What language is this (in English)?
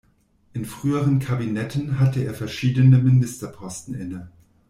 German